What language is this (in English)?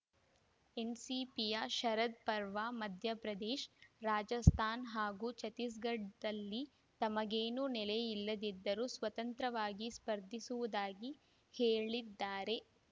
Kannada